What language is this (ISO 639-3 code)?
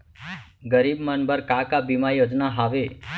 hne